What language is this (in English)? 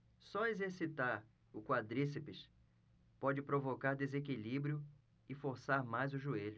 Portuguese